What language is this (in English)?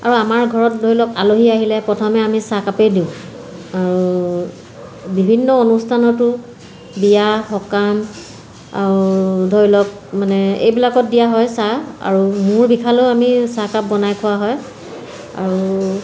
Assamese